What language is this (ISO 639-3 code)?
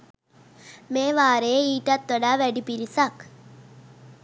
sin